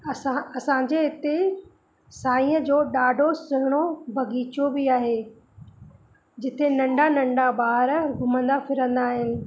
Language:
Sindhi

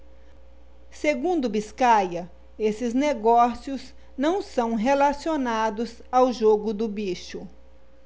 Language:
Portuguese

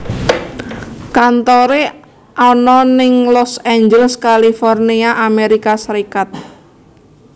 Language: Javanese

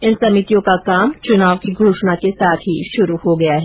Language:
Hindi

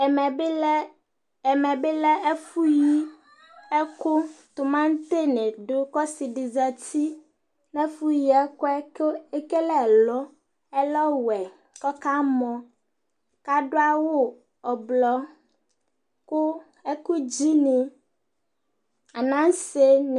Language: Ikposo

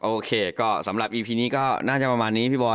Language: Thai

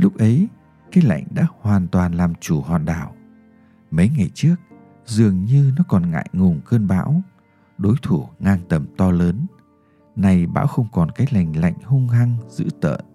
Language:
Vietnamese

